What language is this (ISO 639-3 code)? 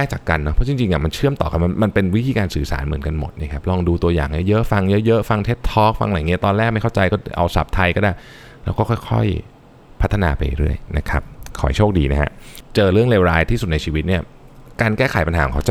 tha